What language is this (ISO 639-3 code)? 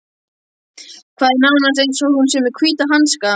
isl